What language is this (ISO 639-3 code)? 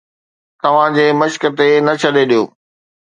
snd